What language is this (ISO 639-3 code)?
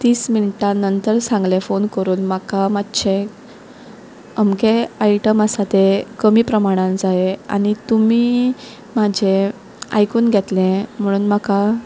kok